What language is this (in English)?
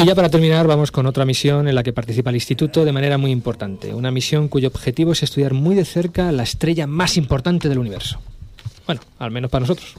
Spanish